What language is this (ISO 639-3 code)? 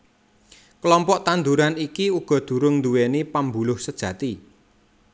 jav